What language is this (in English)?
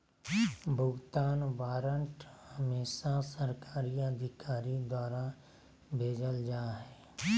Magahi